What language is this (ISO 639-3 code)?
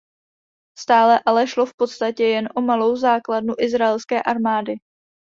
ces